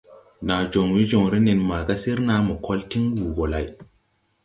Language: Tupuri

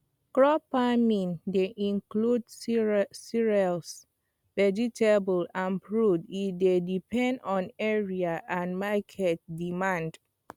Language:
Nigerian Pidgin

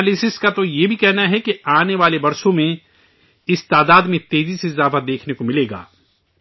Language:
Urdu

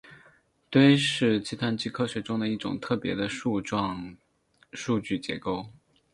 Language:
Chinese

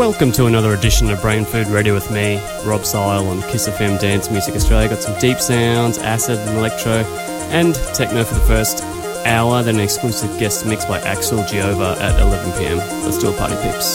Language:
English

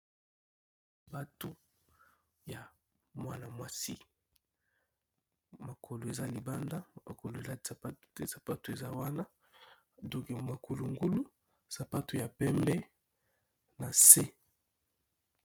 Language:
Lingala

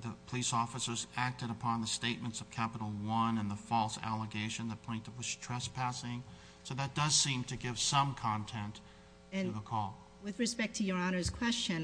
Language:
English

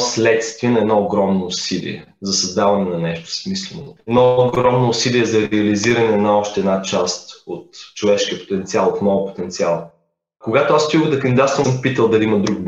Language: Bulgarian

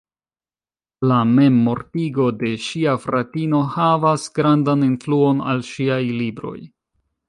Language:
Esperanto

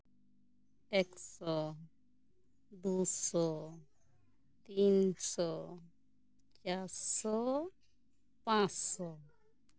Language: Santali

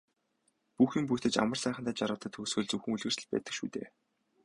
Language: Mongolian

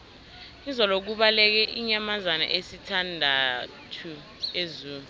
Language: South Ndebele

